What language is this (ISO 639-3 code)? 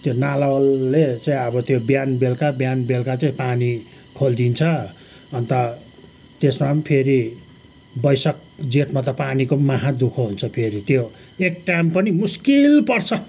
nep